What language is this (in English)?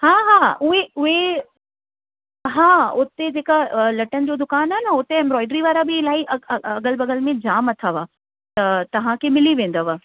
Sindhi